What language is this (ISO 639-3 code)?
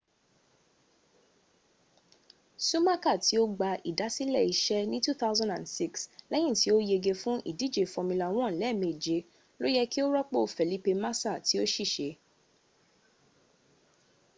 yor